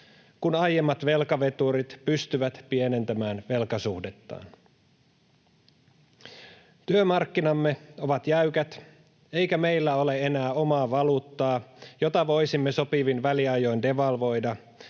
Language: Finnish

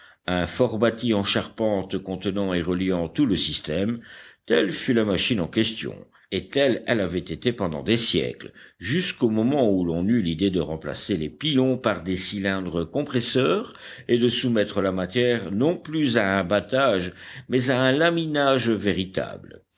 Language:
French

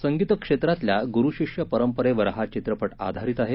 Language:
Marathi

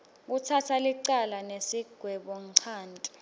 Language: Swati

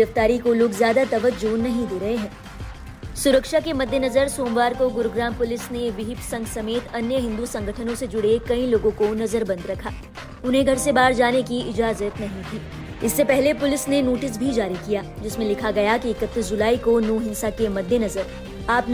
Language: Hindi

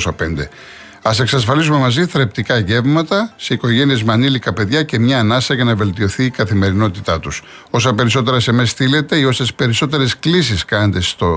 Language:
Greek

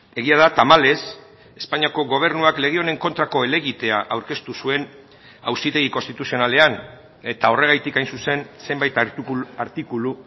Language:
Basque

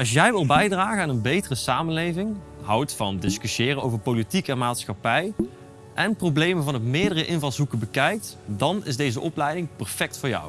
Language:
Dutch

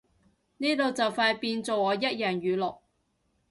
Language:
Cantonese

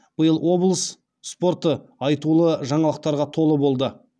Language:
Kazakh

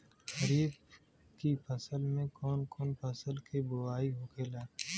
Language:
Bhojpuri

